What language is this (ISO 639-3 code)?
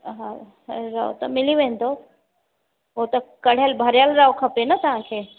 snd